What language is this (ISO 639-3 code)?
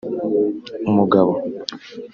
kin